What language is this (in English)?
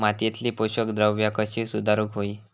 Marathi